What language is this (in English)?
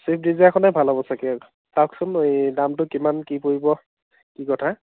Assamese